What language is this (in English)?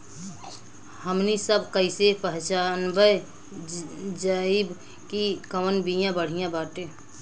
Bhojpuri